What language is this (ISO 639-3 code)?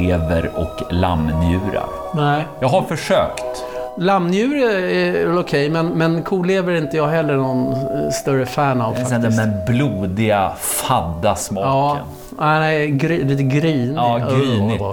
swe